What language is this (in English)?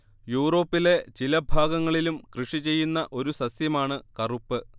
Malayalam